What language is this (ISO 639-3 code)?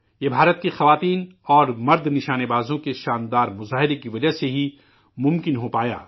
urd